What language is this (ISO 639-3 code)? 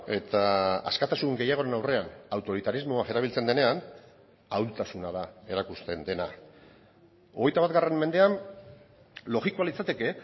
eus